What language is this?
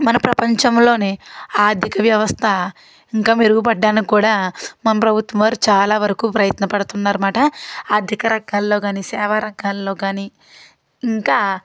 Telugu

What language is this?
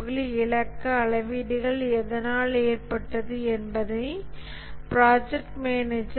Tamil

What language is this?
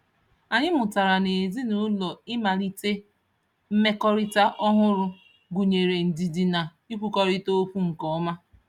Igbo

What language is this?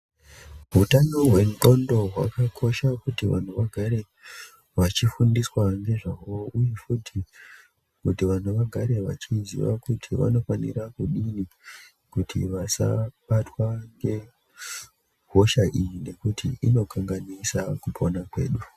Ndau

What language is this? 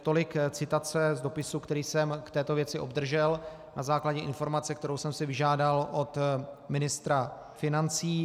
Czech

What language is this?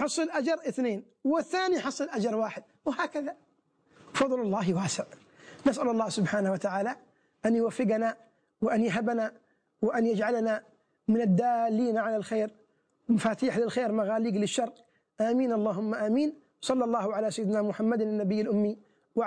Arabic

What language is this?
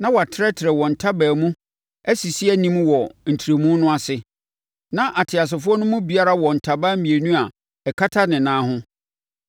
Akan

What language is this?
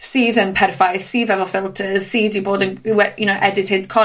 Welsh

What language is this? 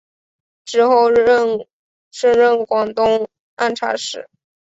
Chinese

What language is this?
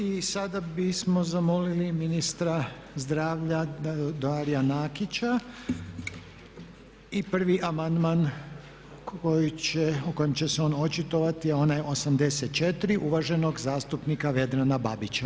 Croatian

